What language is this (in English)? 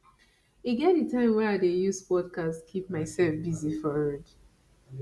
Nigerian Pidgin